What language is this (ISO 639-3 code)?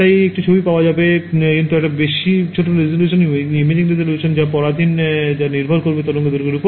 ben